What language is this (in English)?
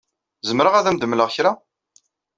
Kabyle